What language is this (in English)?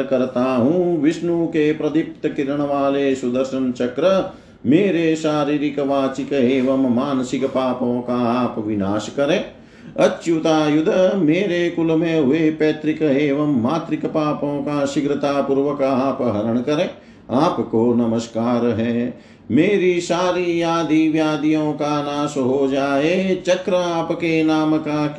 Hindi